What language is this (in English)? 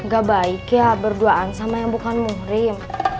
Indonesian